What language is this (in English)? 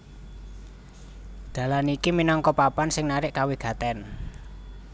Javanese